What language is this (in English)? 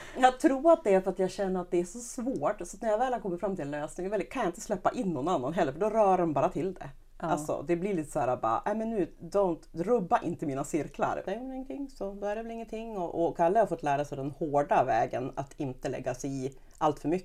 Swedish